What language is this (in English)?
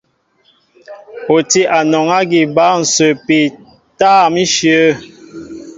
Mbo (Cameroon)